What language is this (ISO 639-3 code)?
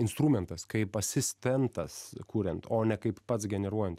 lit